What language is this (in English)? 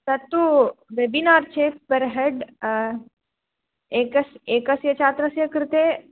Sanskrit